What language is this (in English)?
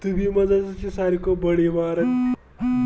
Kashmiri